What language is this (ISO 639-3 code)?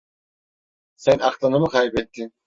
tur